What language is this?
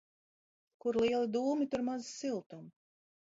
Latvian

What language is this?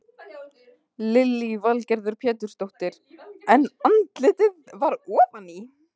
Icelandic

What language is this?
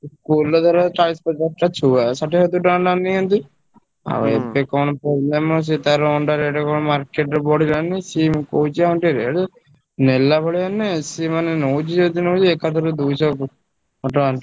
Odia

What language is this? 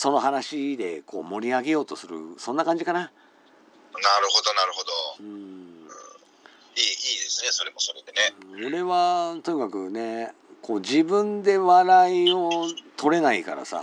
Japanese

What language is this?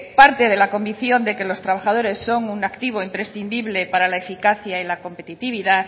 Spanish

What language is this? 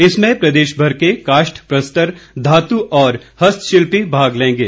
Hindi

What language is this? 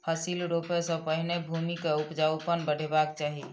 Maithili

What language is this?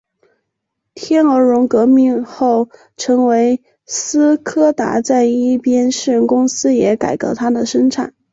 Chinese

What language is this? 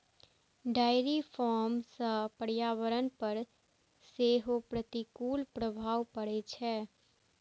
Maithili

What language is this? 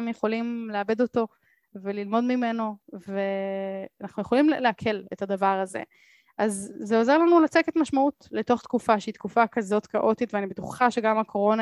Hebrew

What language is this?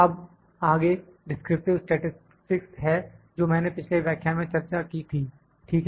Hindi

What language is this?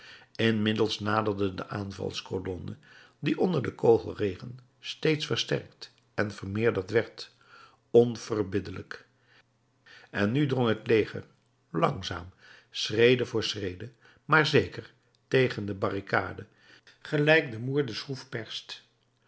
Dutch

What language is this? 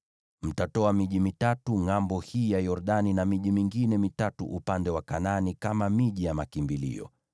Swahili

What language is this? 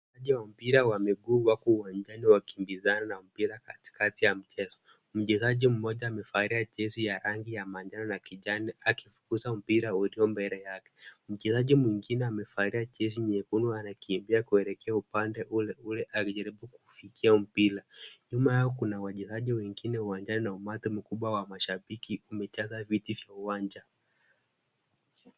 Swahili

